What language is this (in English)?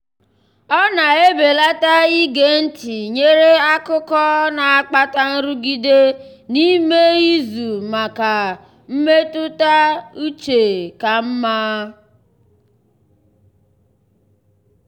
Igbo